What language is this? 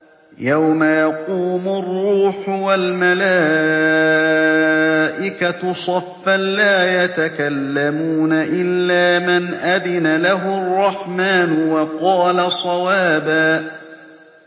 Arabic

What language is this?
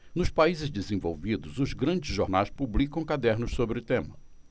Portuguese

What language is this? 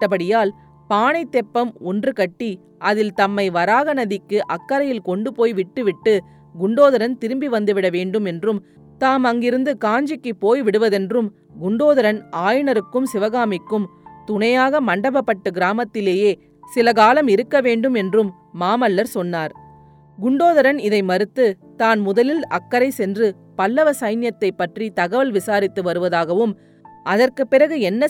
Tamil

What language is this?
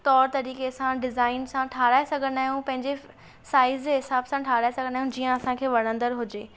Sindhi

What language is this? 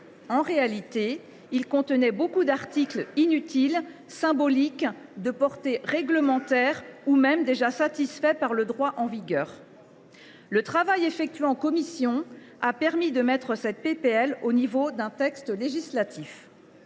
French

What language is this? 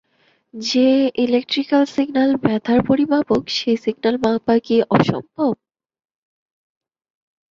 Bangla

